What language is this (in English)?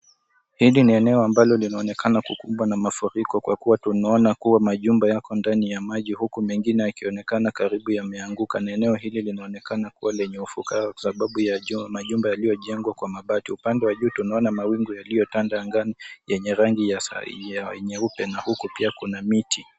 Swahili